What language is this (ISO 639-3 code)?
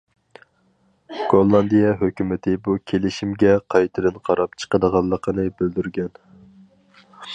uig